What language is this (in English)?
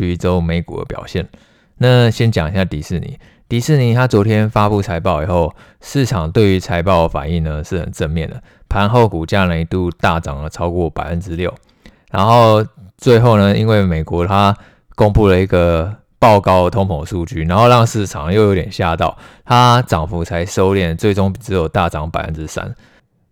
Chinese